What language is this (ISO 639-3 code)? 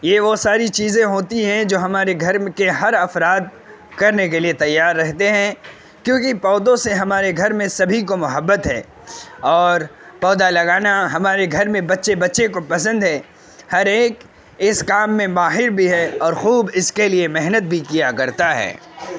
urd